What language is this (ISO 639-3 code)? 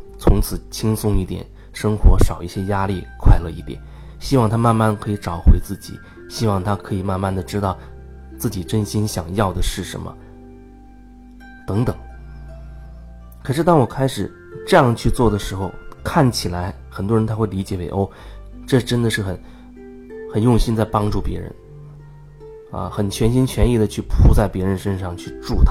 zho